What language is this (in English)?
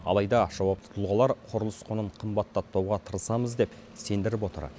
Kazakh